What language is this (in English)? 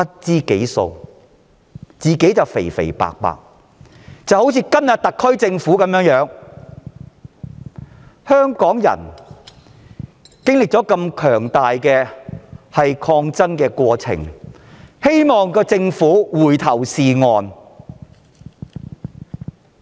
Cantonese